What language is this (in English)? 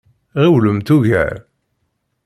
Kabyle